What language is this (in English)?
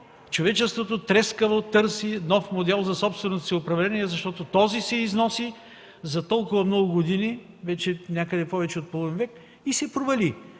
Bulgarian